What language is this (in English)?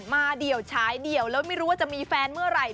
Thai